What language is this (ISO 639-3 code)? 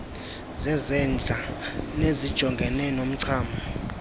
xho